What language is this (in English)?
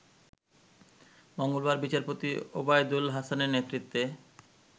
Bangla